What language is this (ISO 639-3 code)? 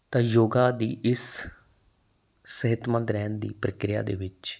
pan